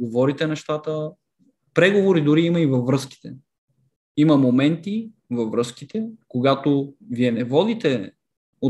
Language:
Bulgarian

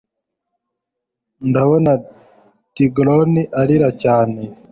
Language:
Kinyarwanda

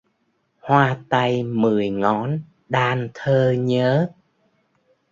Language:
Vietnamese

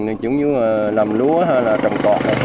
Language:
Vietnamese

